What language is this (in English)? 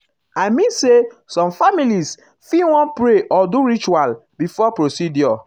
Nigerian Pidgin